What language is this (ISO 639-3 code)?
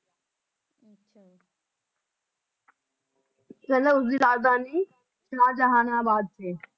pan